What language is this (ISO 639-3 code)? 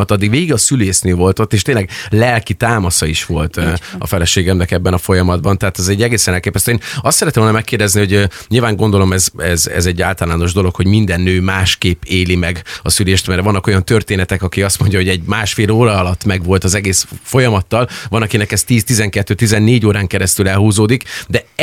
hun